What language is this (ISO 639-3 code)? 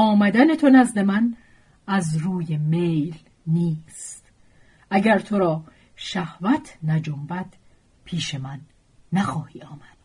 fas